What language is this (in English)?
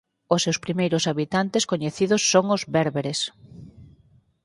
Galician